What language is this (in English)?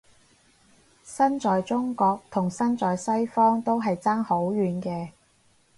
Cantonese